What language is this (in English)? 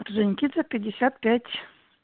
Russian